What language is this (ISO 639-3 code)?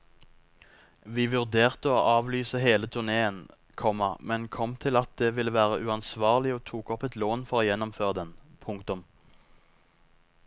nor